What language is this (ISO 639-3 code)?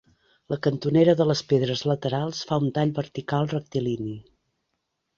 cat